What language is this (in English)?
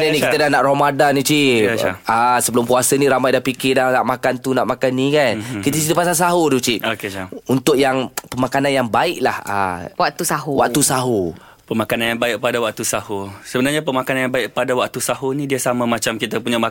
Malay